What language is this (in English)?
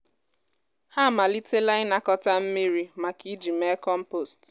Igbo